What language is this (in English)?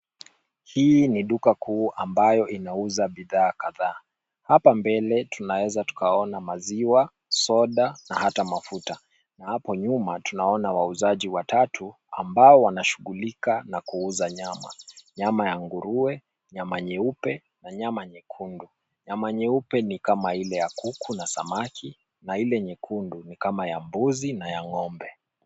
Swahili